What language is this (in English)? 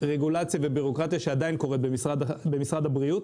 Hebrew